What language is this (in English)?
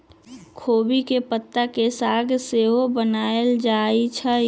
Magahi